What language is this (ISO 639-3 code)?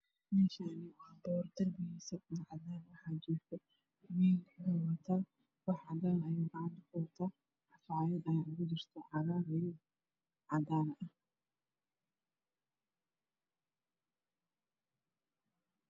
som